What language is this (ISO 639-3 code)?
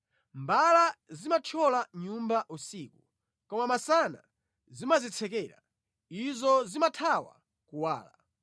nya